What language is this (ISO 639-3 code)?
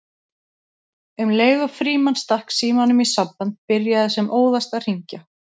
isl